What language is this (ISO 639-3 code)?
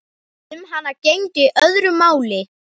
isl